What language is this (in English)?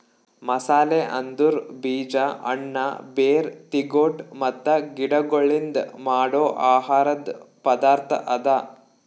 Kannada